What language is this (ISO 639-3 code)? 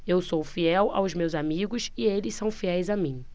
por